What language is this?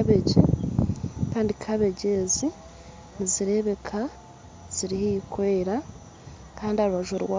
Nyankole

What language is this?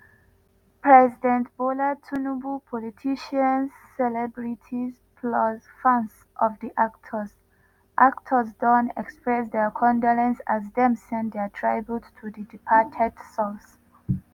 Nigerian Pidgin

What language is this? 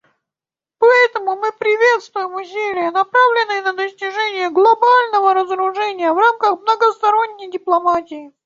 Russian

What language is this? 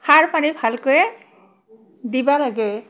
Assamese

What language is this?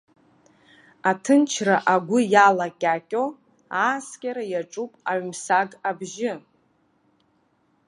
Abkhazian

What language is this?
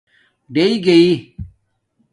Domaaki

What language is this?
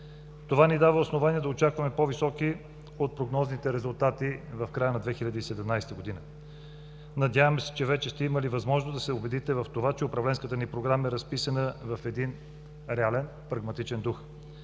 Bulgarian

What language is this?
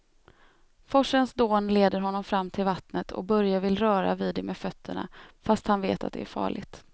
Swedish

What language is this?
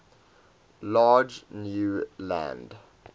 English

